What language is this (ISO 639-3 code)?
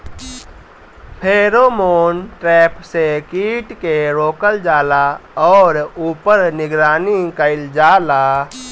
bho